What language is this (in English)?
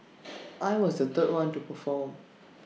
English